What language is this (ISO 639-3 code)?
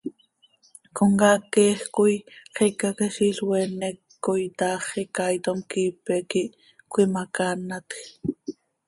sei